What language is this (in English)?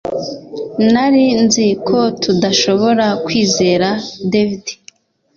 Kinyarwanda